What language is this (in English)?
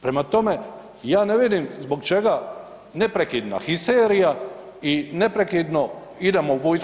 Croatian